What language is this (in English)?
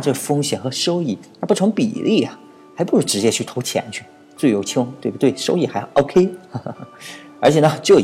Chinese